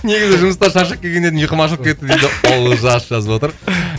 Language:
Kazakh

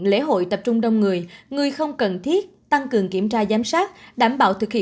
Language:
Vietnamese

